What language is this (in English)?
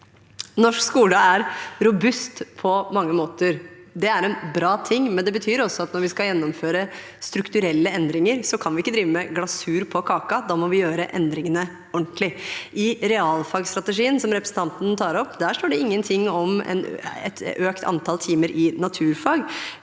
Norwegian